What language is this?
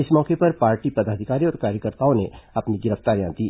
Hindi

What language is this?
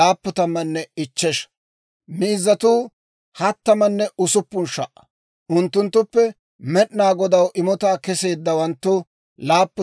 Dawro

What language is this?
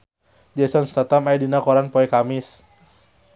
Sundanese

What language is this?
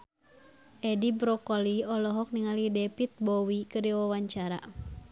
Sundanese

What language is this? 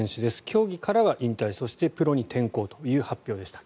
Japanese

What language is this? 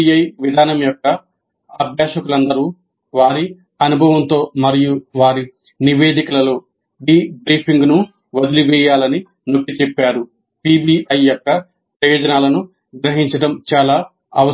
Telugu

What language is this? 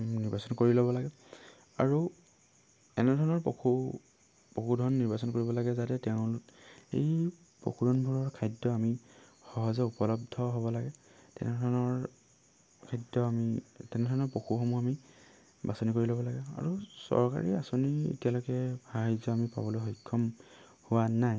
Assamese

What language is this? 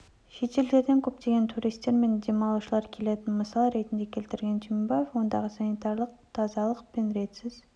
Kazakh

